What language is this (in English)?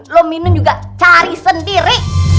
Indonesian